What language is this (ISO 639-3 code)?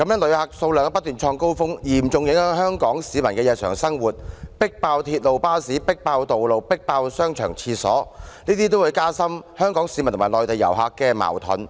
yue